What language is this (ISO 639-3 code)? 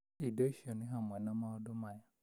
kik